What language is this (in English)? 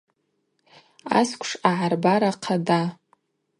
Abaza